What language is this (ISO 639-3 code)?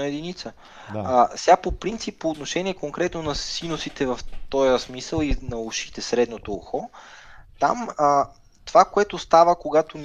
bul